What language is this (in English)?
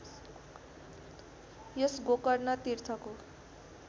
Nepali